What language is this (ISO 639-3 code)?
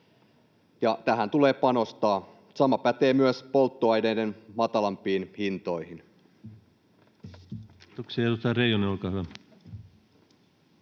fin